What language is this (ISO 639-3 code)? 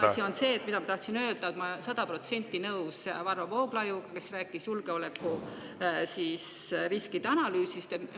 est